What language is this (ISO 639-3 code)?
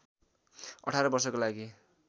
nep